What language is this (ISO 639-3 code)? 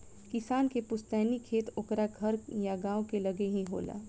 bho